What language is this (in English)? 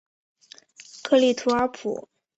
Chinese